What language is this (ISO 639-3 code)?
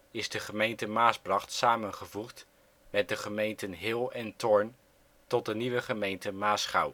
nld